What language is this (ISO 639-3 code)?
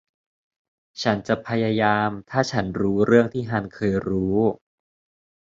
tha